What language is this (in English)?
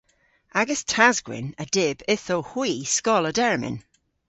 Cornish